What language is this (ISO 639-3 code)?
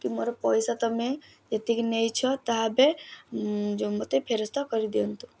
ori